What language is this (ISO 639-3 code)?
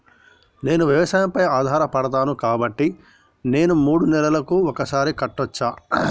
tel